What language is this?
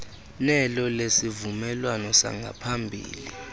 Xhosa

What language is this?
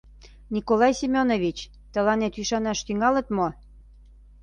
Mari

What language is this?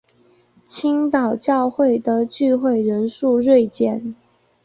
Chinese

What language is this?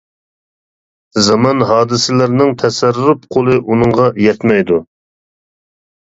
Uyghur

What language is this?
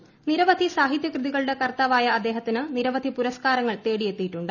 Malayalam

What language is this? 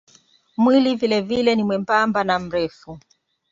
Swahili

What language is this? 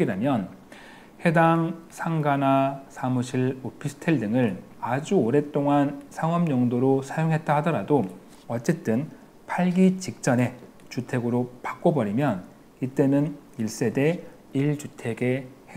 Korean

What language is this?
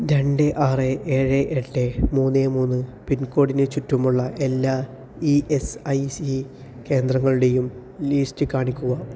Malayalam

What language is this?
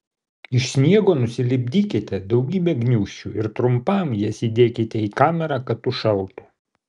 Lithuanian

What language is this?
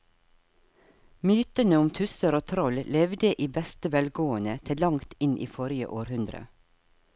Norwegian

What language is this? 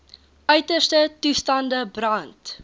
Afrikaans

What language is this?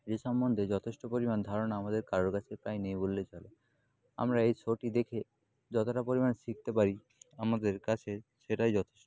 Bangla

